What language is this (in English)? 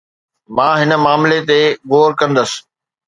Sindhi